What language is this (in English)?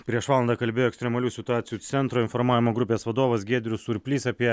Lithuanian